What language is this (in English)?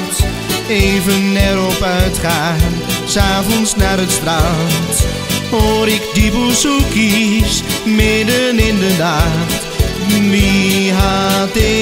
Dutch